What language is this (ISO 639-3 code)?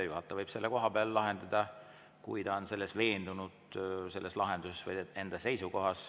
est